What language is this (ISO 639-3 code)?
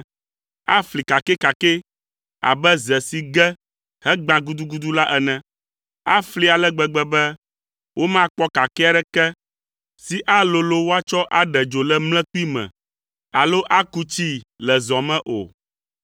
ewe